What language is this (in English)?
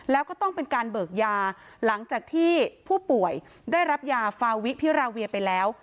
Thai